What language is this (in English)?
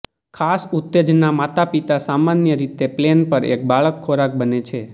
Gujarati